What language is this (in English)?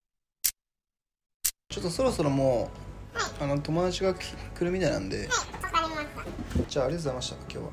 Japanese